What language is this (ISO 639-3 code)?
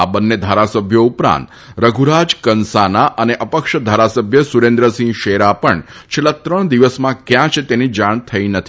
guj